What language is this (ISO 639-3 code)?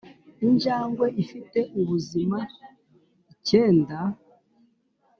kin